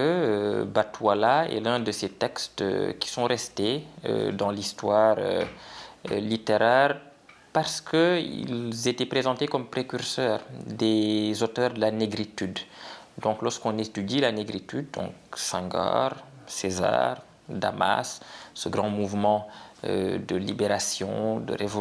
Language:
French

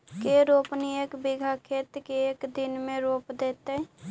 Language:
Magahi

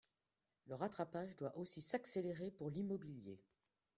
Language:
French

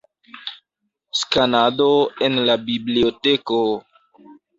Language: Esperanto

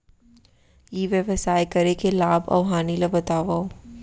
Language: Chhattisgarhi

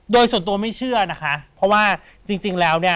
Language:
Thai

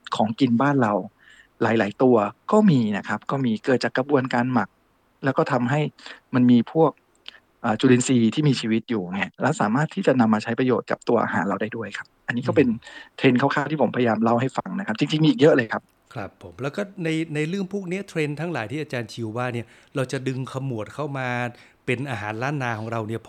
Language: Thai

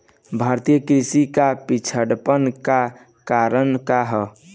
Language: Bhojpuri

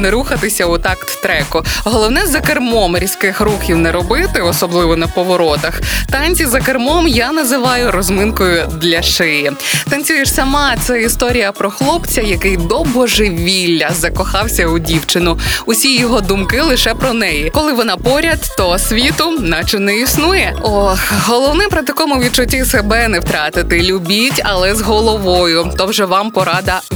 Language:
Ukrainian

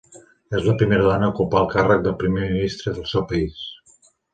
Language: Catalan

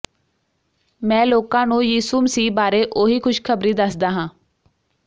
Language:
Punjabi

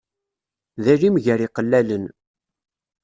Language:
Kabyle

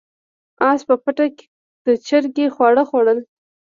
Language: Pashto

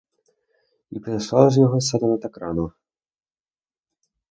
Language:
Ukrainian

